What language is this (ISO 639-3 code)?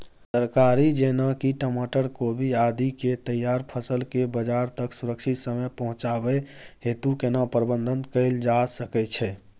mai